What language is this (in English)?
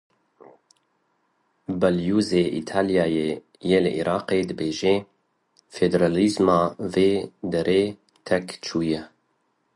Kurdish